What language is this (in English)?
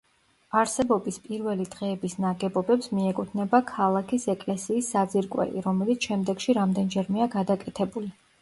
Georgian